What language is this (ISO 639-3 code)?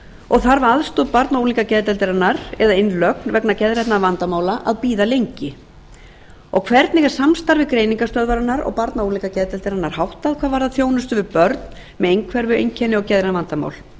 isl